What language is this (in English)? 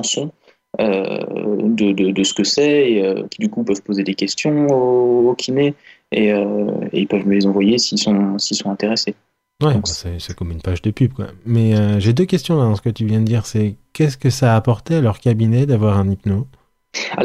French